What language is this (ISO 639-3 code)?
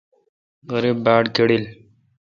xka